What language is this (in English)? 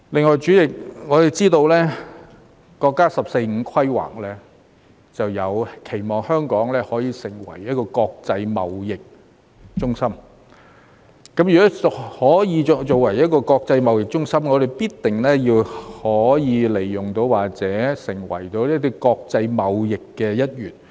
Cantonese